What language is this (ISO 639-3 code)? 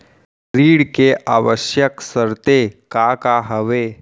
hne